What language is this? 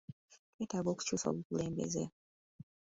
Ganda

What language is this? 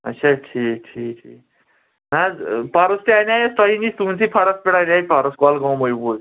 Kashmiri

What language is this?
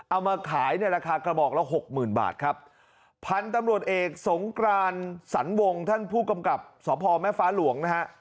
Thai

